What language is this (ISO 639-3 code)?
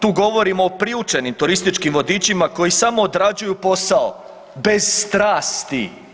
hrv